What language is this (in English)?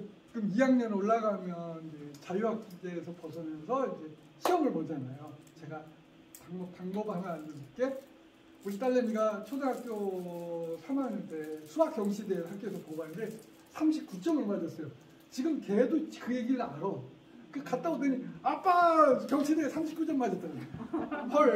Korean